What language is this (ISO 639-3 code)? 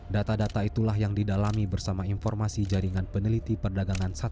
ind